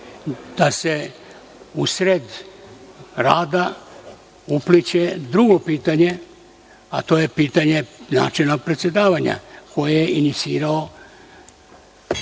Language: Serbian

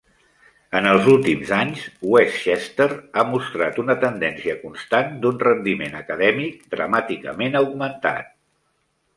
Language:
Catalan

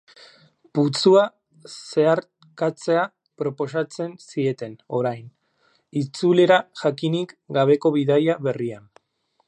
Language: Basque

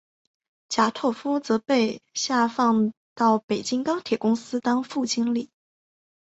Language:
Chinese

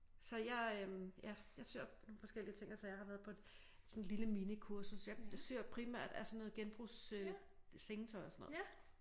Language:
Danish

